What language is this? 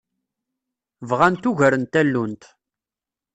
Kabyle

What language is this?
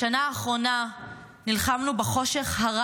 Hebrew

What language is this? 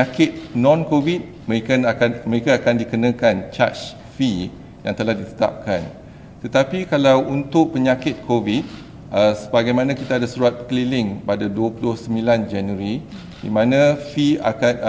Malay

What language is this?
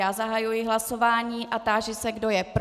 Czech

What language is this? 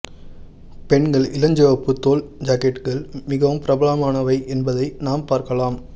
Tamil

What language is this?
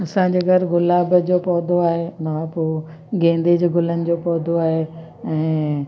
Sindhi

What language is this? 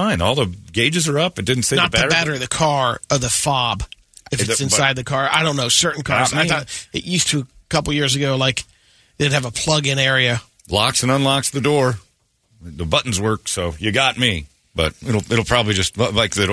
English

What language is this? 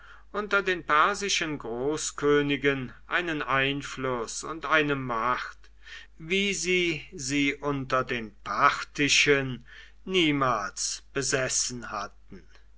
German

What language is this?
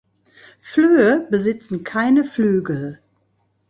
German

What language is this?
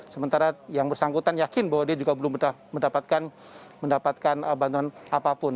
Indonesian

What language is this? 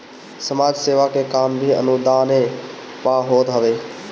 Bhojpuri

